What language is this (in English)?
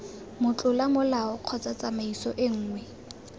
Tswana